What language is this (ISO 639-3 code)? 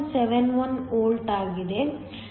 kan